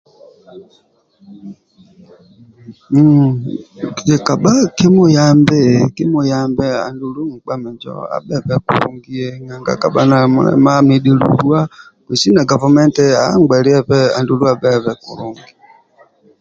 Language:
Amba (Uganda)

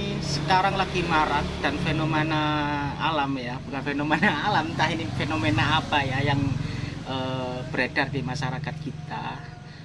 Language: Indonesian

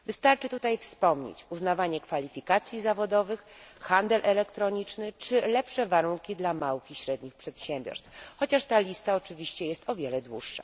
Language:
Polish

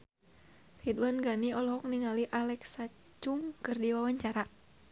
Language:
Sundanese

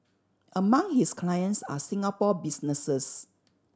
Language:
English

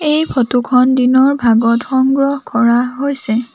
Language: Assamese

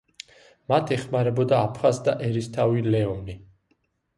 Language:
Georgian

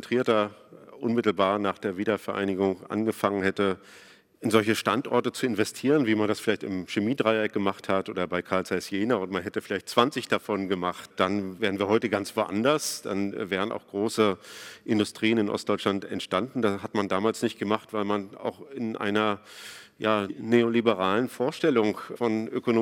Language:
German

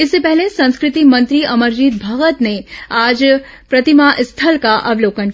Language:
Hindi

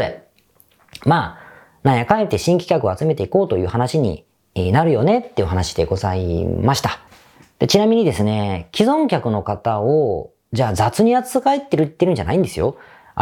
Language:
Japanese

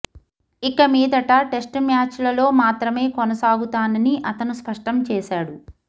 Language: Telugu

